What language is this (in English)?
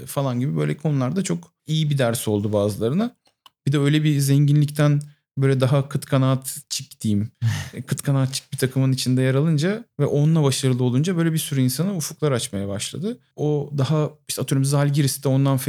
Turkish